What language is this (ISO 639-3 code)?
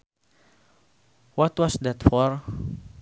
sun